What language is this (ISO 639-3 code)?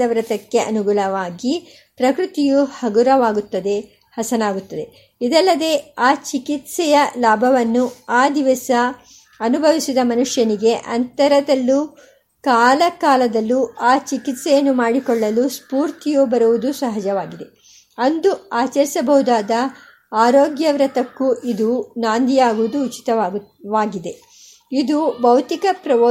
kan